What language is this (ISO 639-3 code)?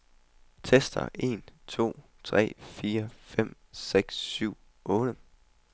dan